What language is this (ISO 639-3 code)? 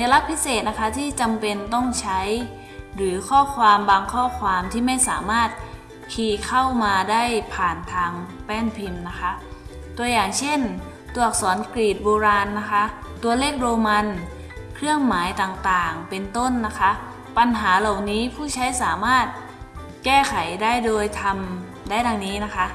tha